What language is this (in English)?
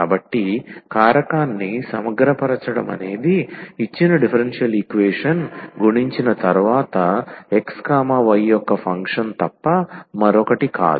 Telugu